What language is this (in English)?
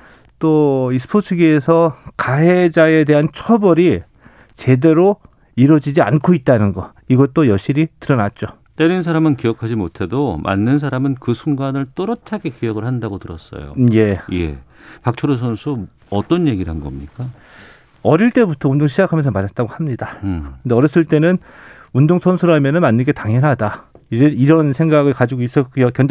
Korean